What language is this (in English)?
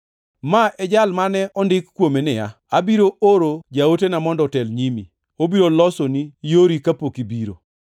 Luo (Kenya and Tanzania)